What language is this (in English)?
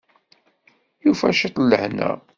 Kabyle